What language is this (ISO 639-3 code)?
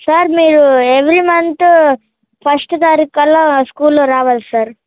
tel